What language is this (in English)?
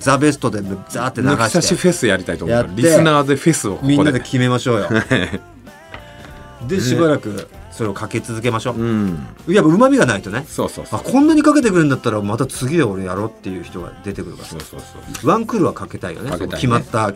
Japanese